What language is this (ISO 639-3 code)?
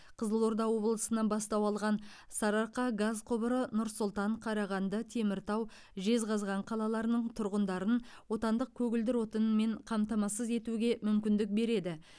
kaz